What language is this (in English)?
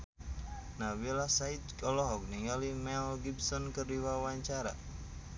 Sundanese